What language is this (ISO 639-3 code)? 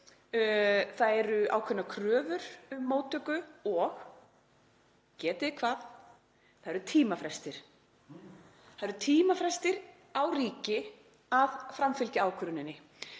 isl